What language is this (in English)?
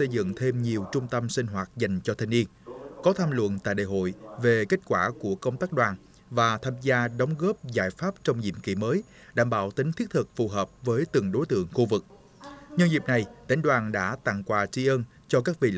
Vietnamese